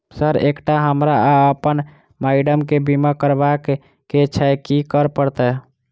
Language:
Maithili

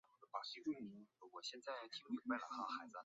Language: Chinese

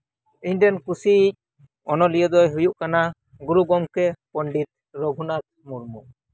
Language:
Santali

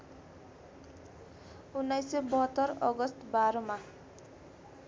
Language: Nepali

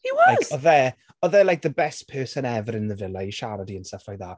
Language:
Welsh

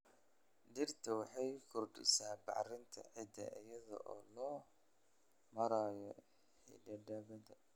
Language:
Somali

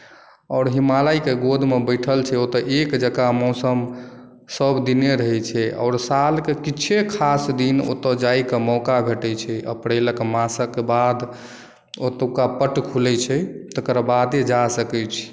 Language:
Maithili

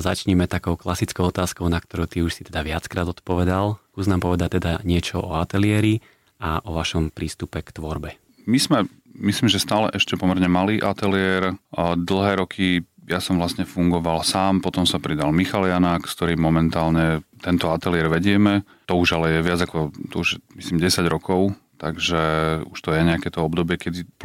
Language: Slovak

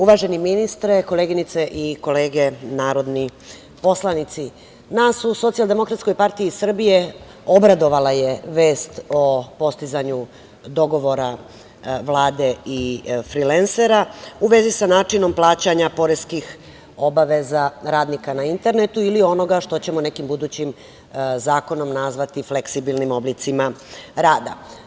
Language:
Serbian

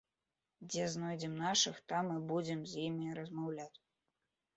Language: Belarusian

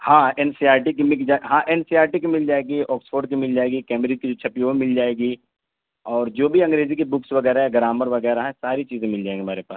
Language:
Urdu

